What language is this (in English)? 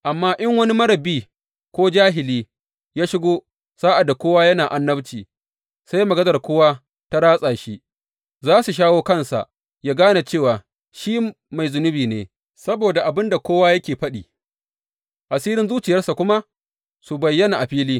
Hausa